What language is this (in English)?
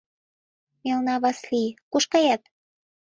Mari